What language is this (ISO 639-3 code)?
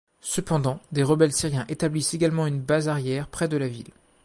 fra